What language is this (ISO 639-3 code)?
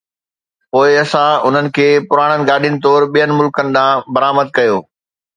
snd